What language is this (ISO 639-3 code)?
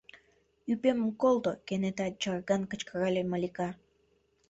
chm